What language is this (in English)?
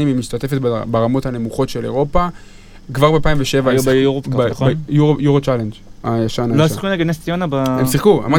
Hebrew